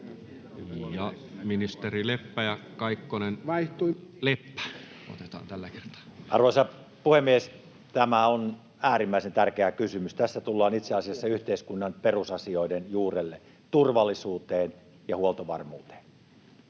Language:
Finnish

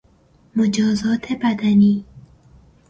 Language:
Persian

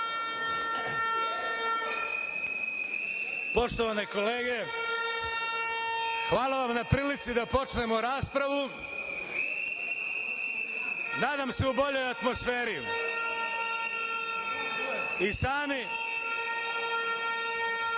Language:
Serbian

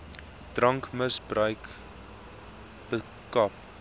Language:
Afrikaans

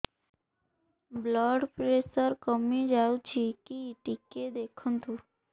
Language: Odia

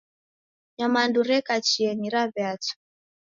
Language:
Taita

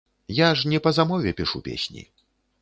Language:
Belarusian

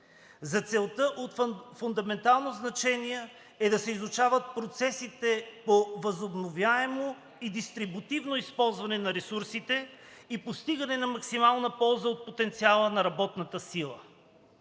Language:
Bulgarian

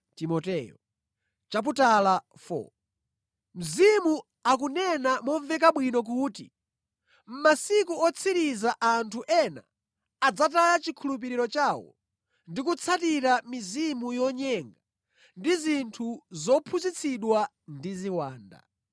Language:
Nyanja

